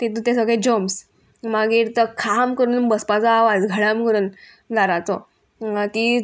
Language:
Konkani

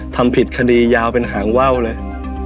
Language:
Thai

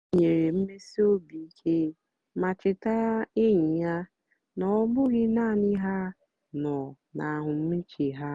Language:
Igbo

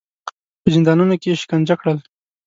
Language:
Pashto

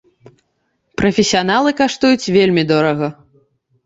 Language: Belarusian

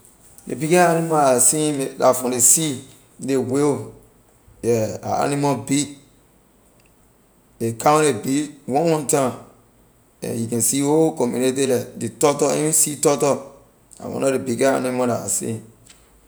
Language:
Liberian English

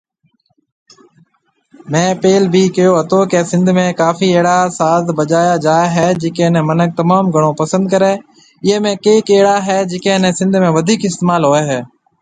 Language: Marwari (Pakistan)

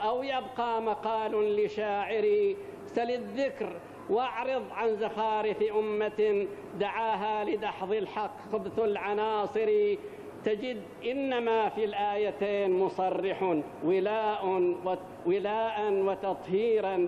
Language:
Arabic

